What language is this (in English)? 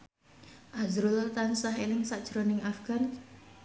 Javanese